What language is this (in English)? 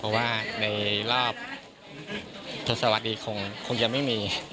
Thai